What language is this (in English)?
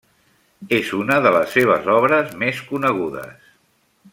Catalan